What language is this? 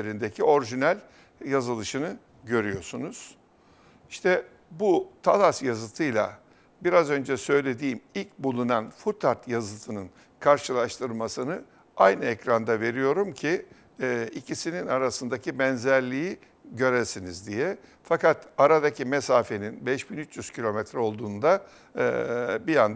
Turkish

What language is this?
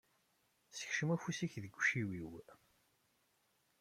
Kabyle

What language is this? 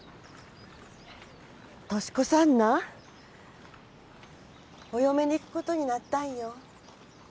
Japanese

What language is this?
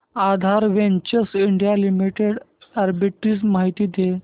Marathi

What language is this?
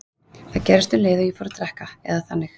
Icelandic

